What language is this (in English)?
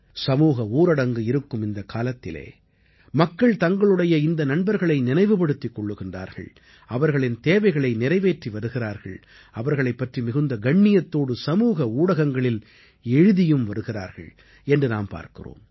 Tamil